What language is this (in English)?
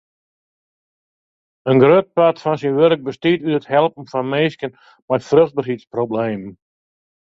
Western Frisian